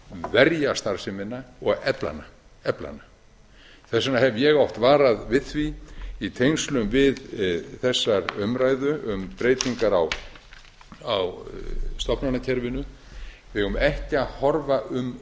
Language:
Icelandic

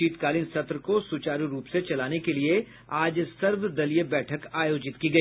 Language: Hindi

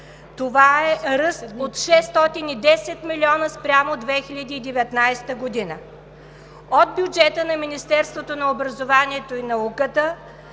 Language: Bulgarian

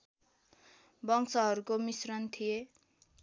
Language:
Nepali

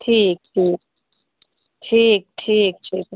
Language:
Maithili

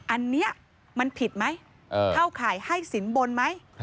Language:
Thai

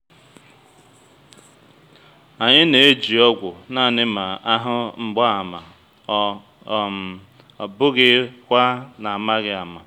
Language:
Igbo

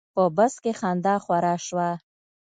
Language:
Pashto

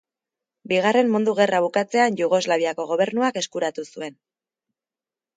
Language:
Basque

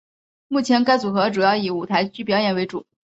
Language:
Chinese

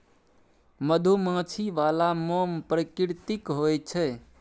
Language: Maithili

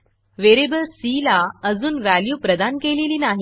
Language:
Marathi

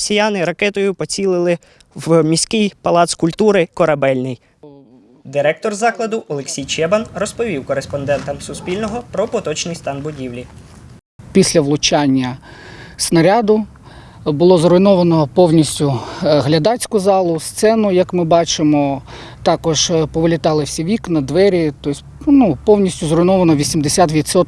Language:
Ukrainian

